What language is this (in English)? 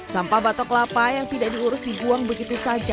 Indonesian